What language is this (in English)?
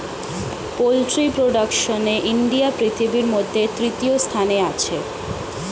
Bangla